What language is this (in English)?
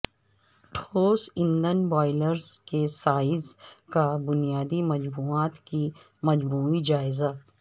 Urdu